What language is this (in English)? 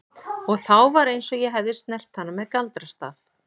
Icelandic